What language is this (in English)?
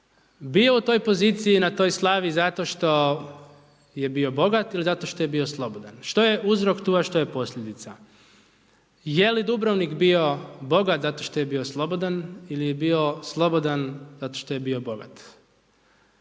Croatian